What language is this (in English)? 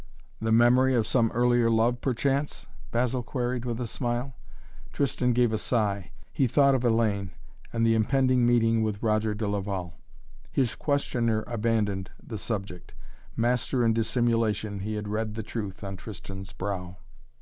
English